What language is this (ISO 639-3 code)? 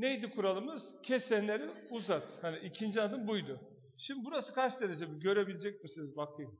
tur